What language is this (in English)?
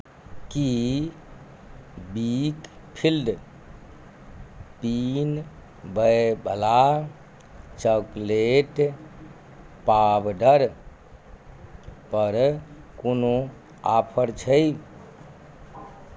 Maithili